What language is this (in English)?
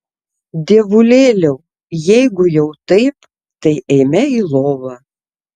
Lithuanian